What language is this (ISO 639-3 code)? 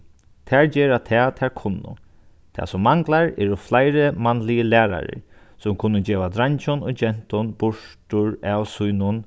fao